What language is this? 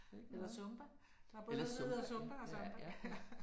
Danish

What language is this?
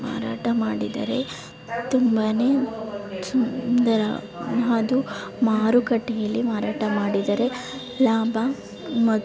Kannada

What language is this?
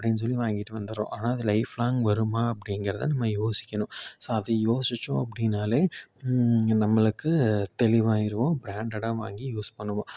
Tamil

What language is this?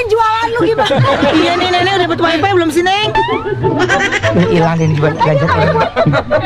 Indonesian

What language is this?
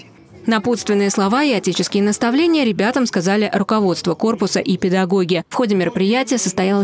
Russian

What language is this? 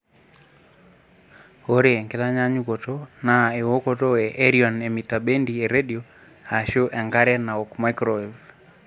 Masai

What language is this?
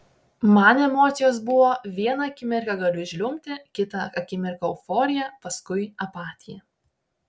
Lithuanian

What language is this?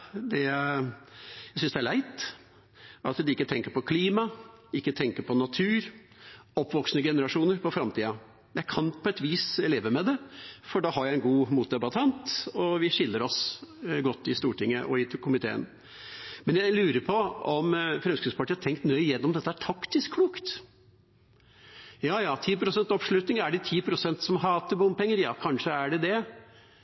Norwegian Bokmål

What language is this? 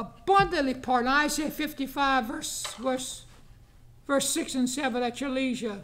English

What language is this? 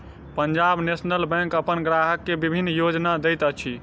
Maithili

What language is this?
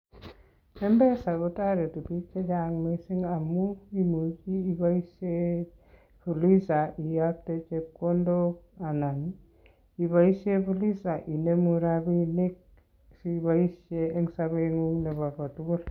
Kalenjin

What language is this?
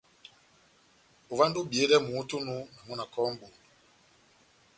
Batanga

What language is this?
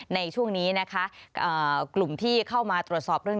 Thai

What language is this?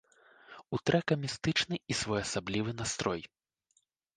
Belarusian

